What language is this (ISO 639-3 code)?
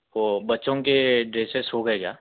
urd